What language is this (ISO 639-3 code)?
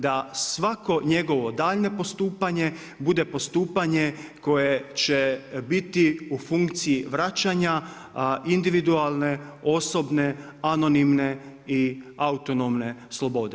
hrv